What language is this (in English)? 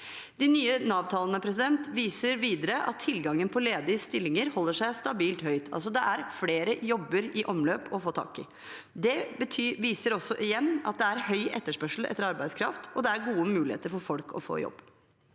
Norwegian